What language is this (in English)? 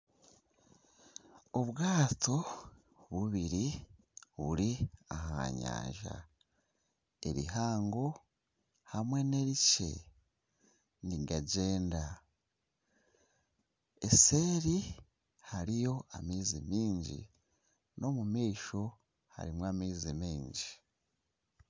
Nyankole